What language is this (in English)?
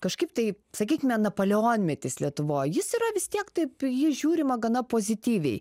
Lithuanian